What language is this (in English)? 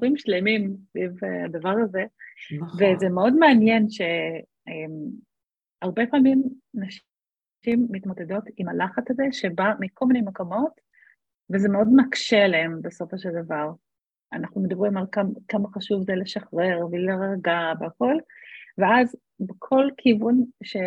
Hebrew